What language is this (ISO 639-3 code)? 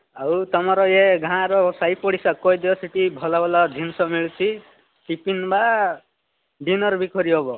ori